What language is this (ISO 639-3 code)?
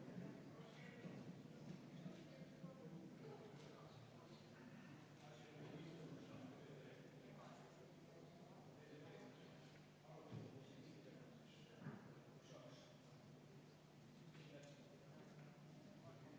est